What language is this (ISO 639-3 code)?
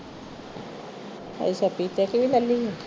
pan